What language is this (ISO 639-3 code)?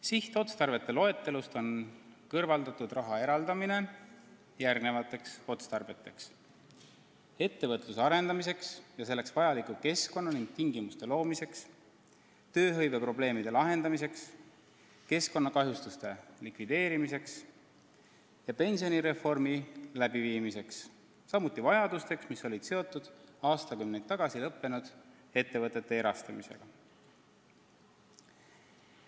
est